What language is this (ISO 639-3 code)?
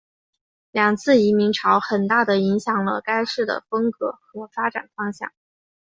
zho